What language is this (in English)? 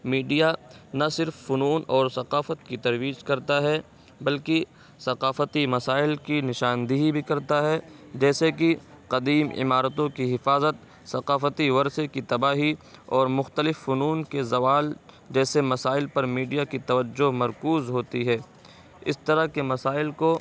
Urdu